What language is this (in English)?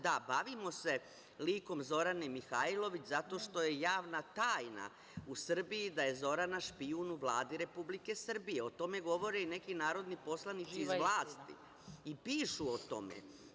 Serbian